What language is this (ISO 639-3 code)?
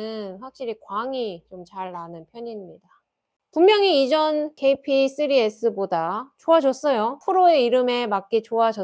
kor